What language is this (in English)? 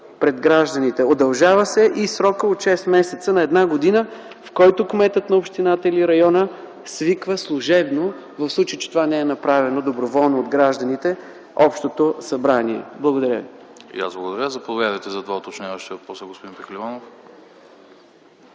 Bulgarian